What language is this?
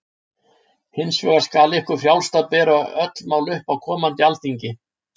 Icelandic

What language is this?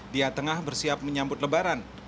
Indonesian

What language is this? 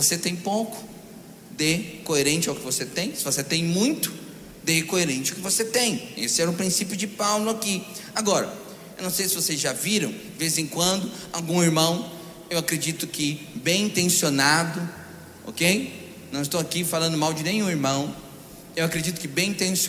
Portuguese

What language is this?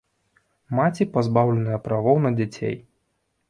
Belarusian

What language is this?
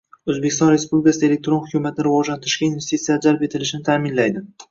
Uzbek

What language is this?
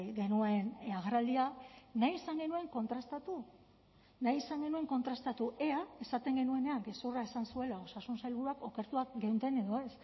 Basque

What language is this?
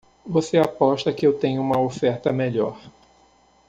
Portuguese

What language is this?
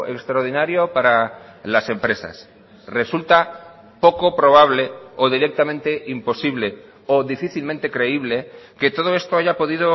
Spanish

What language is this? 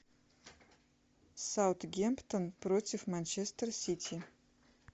Russian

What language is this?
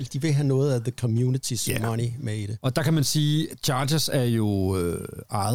Danish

